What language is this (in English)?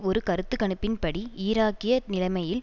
Tamil